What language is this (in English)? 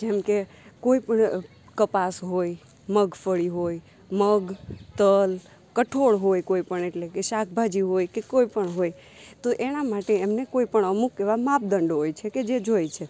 Gujarati